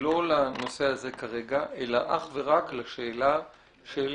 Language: Hebrew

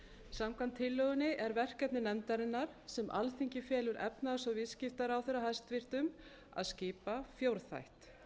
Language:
Icelandic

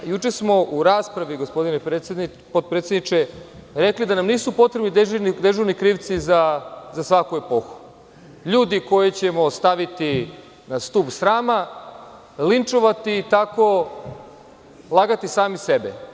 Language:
Serbian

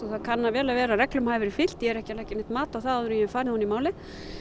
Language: Icelandic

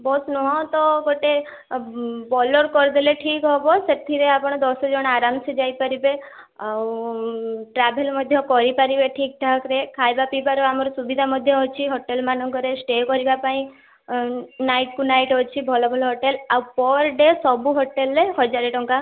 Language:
Odia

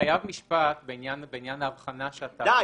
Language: Hebrew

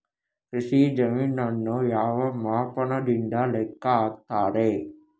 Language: Kannada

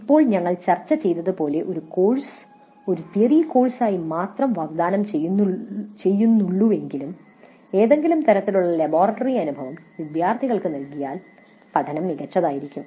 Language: Malayalam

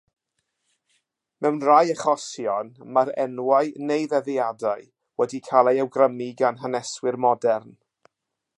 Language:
Welsh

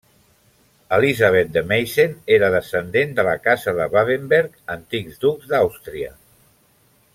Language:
Catalan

